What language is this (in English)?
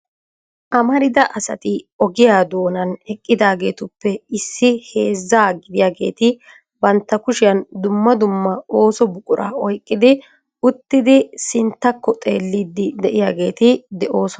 Wolaytta